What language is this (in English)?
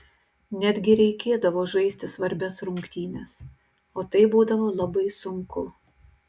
Lithuanian